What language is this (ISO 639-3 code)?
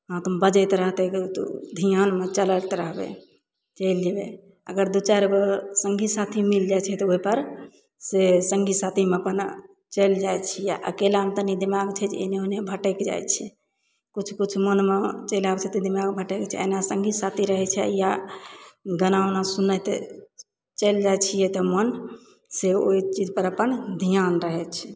mai